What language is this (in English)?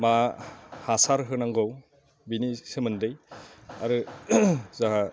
Bodo